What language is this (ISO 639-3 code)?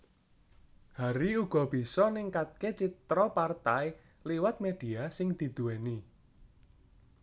jav